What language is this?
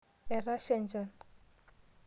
Masai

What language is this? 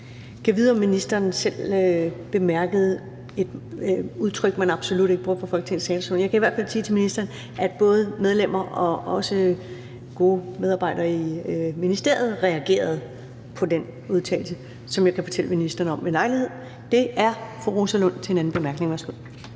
Danish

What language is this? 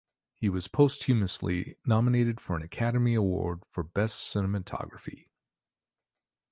English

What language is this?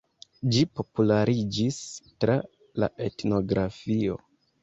Esperanto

